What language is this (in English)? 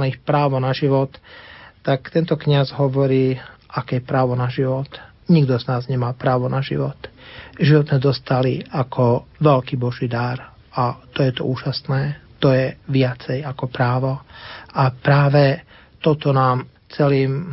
Slovak